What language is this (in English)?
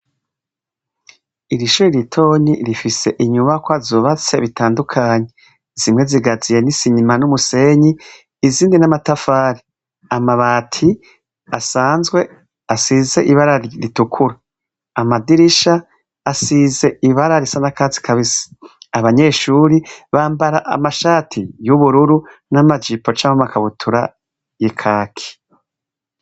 Rundi